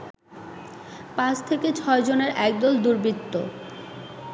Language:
Bangla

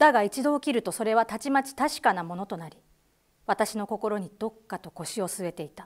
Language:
Japanese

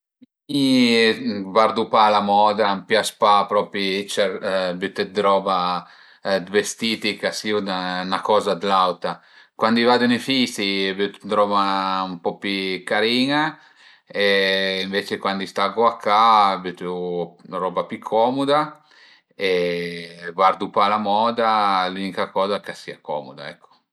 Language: Piedmontese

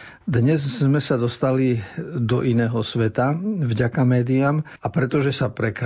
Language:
Slovak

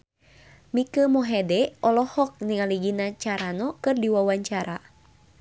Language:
Sundanese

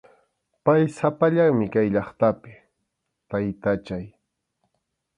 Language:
Arequipa-La Unión Quechua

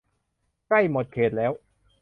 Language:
Thai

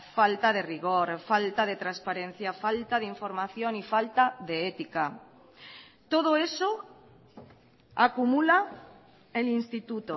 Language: Spanish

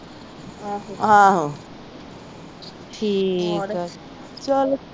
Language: Punjabi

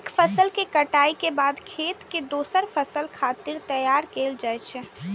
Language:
Maithili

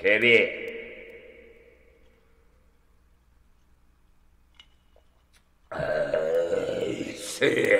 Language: Japanese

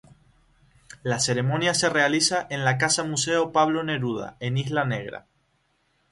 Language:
Spanish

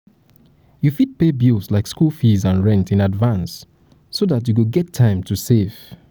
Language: Nigerian Pidgin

